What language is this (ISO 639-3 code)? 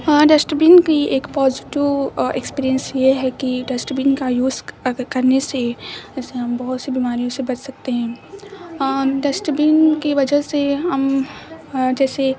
urd